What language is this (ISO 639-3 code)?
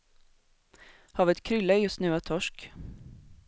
swe